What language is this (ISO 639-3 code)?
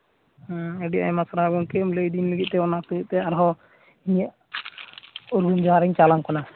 sat